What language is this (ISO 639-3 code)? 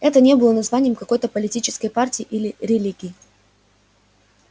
rus